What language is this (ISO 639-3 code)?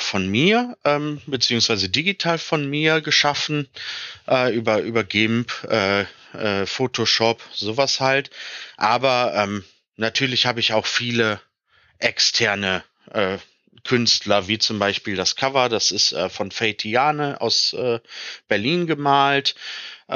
deu